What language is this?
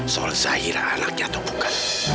Indonesian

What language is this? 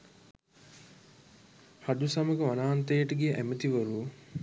Sinhala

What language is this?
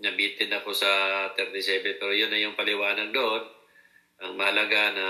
Filipino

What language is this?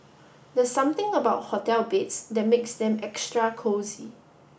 English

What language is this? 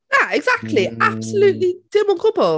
Welsh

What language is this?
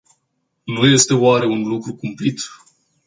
Romanian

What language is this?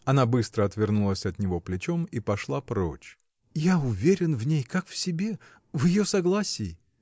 Russian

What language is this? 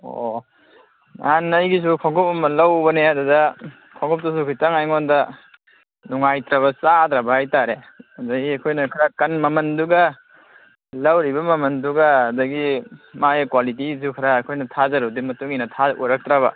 Manipuri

